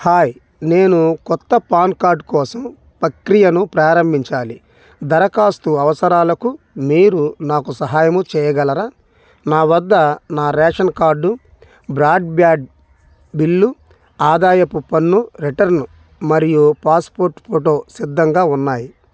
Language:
Telugu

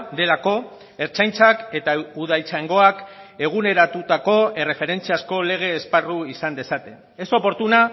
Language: Basque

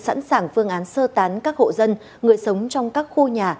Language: Vietnamese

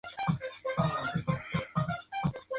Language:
Spanish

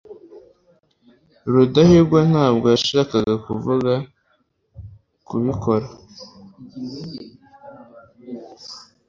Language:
Kinyarwanda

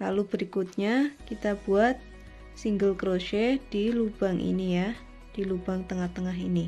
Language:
Indonesian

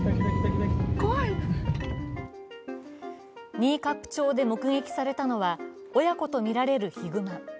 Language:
Japanese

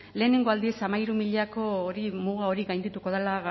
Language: Basque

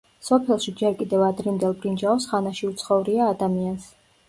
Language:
Georgian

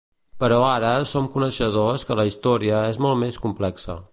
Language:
Catalan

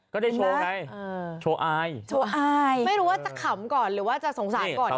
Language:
Thai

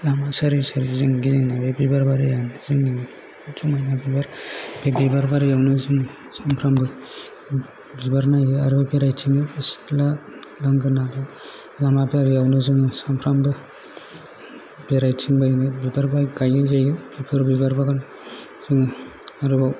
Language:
Bodo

